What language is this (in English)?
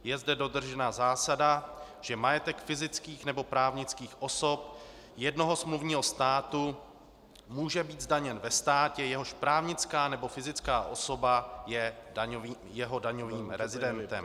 Czech